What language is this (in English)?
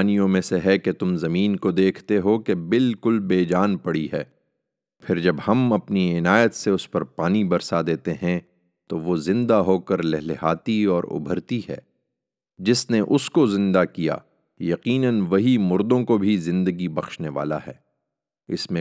Urdu